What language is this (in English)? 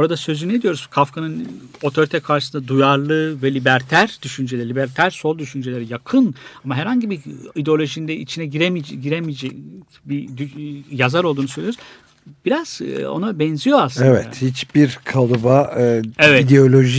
Turkish